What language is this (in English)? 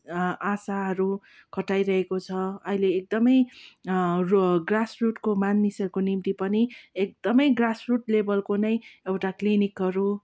Nepali